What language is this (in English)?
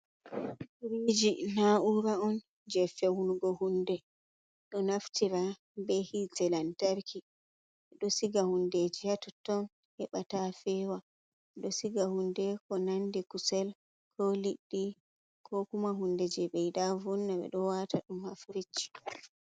Fula